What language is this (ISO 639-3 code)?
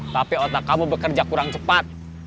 ind